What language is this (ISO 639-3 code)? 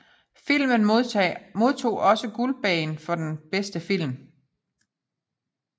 dan